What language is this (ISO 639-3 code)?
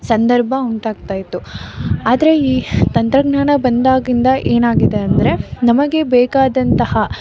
kan